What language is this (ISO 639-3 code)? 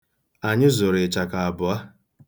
ibo